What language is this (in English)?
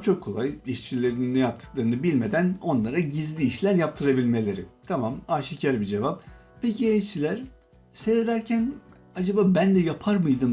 Turkish